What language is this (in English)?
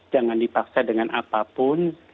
Indonesian